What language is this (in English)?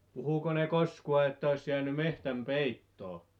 Finnish